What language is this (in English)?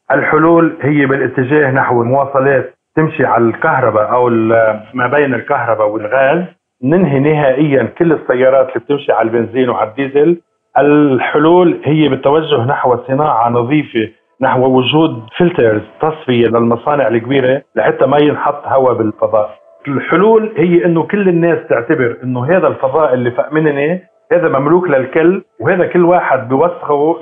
Arabic